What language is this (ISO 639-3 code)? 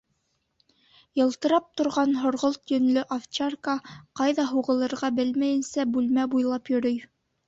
bak